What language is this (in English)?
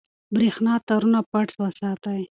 Pashto